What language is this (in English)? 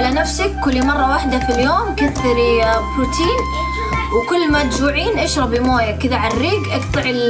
Arabic